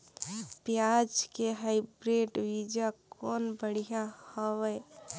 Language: Chhattisgarhi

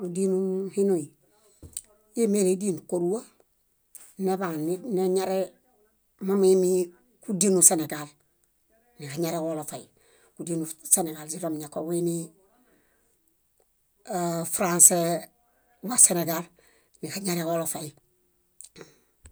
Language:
Bayot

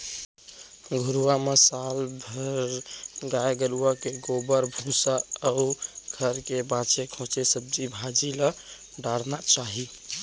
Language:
Chhattisgarhi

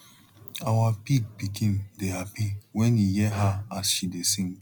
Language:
Nigerian Pidgin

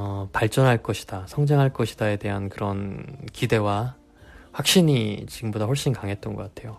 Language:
Korean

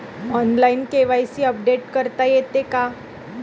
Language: Marathi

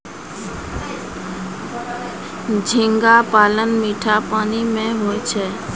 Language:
Maithili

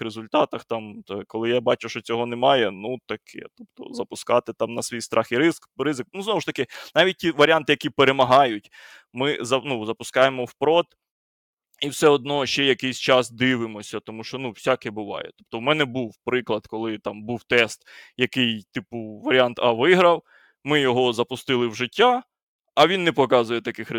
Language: Ukrainian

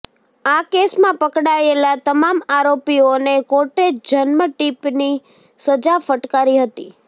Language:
Gujarati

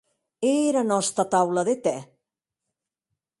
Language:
Occitan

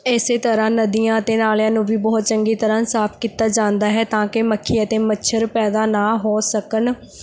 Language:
Punjabi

